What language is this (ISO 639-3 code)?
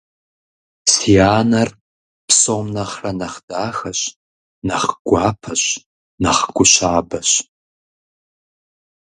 kbd